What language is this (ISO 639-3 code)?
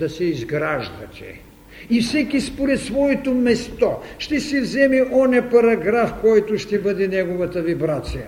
bul